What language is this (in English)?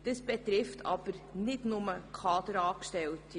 Swiss German